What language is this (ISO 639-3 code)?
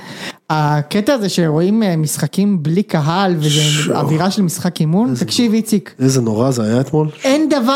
heb